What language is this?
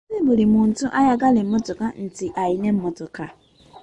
Ganda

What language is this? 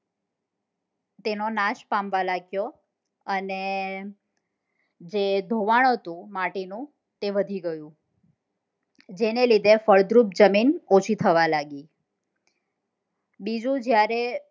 Gujarati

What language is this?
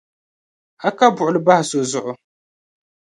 Dagbani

